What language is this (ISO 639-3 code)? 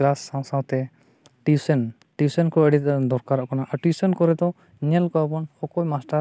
sat